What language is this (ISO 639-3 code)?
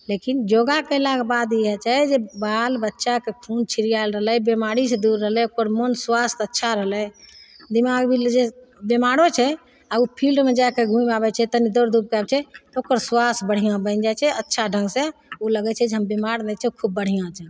mai